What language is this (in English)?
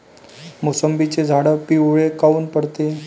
Marathi